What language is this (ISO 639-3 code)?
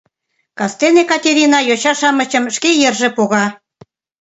chm